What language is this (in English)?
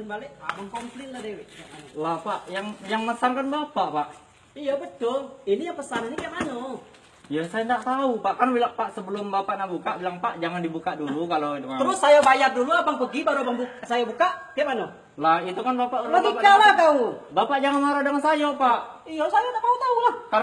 Indonesian